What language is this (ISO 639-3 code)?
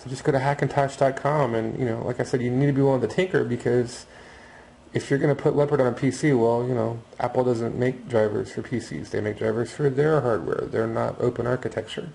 eng